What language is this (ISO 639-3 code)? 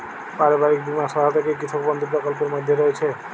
ben